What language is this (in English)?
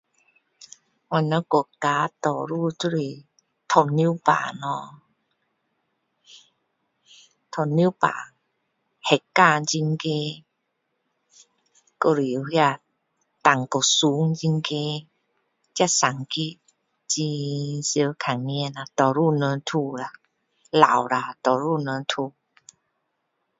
Min Dong Chinese